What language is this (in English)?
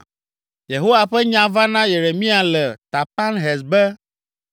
Ewe